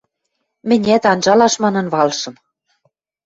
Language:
Western Mari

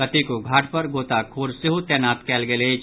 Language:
Maithili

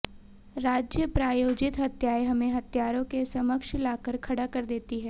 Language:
Hindi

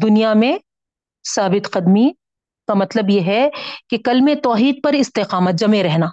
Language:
Urdu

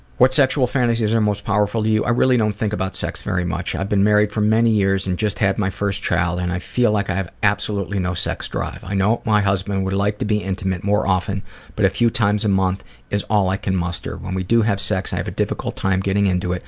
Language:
English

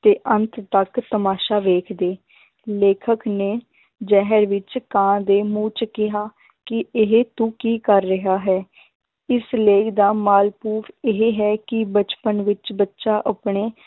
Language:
Punjabi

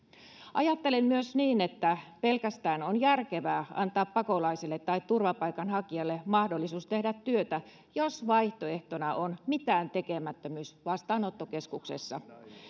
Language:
Finnish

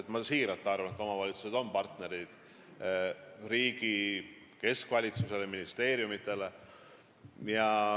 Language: Estonian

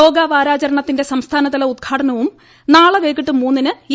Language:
Malayalam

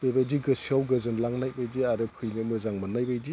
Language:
Bodo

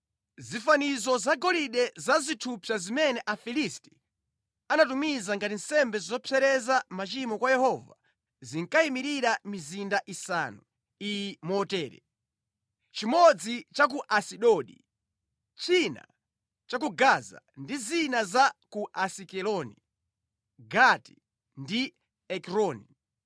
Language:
Nyanja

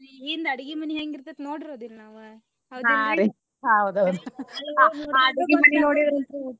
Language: Kannada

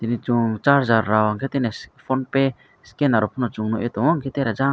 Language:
Kok Borok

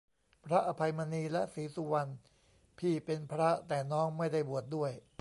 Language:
Thai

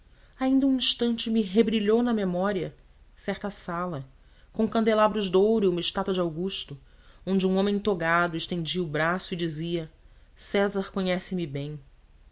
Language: Portuguese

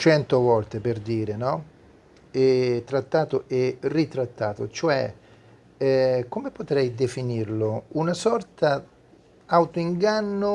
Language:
Italian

